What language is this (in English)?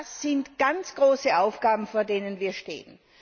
German